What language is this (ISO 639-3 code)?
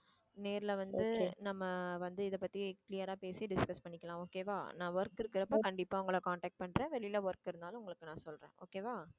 tam